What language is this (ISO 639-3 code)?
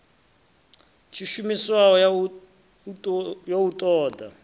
ven